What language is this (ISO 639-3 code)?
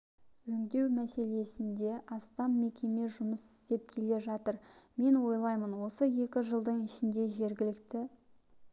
kaz